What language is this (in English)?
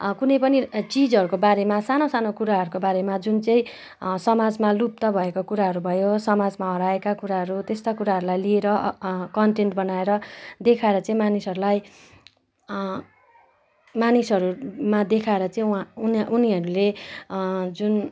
Nepali